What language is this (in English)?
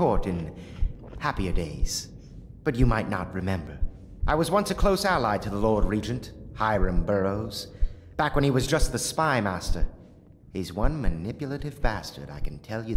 Polish